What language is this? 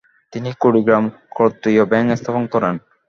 Bangla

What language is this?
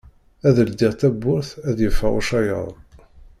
Kabyle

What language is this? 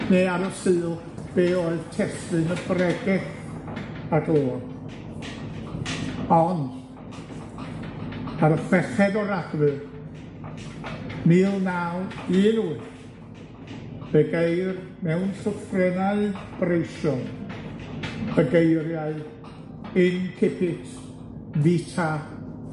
Welsh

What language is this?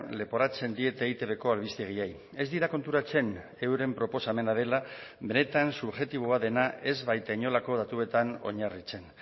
Basque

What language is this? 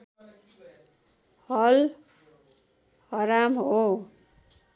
Nepali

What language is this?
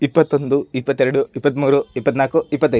Kannada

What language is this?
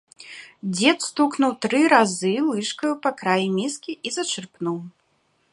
Belarusian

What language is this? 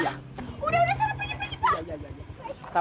Indonesian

